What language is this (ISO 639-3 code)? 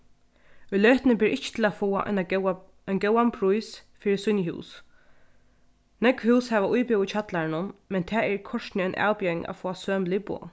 fao